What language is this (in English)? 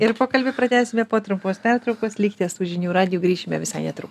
Lithuanian